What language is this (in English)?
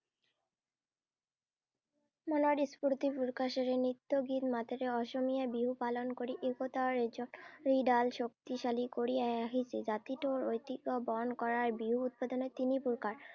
Assamese